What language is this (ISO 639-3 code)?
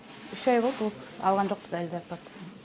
kaz